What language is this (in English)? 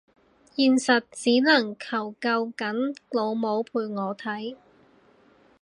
Cantonese